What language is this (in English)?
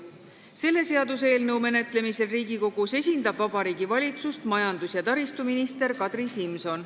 Estonian